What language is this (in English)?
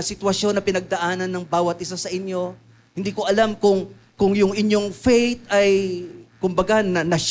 Filipino